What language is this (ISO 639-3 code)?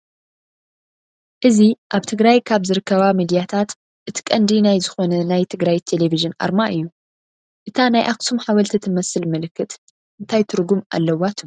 tir